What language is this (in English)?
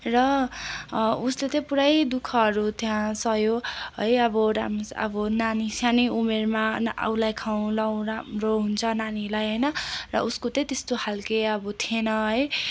Nepali